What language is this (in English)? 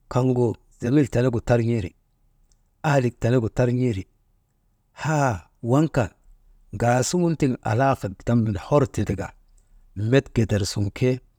Maba